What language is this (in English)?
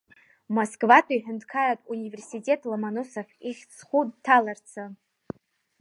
Abkhazian